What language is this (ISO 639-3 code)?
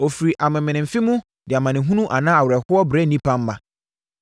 aka